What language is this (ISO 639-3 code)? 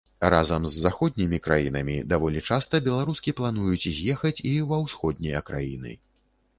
bel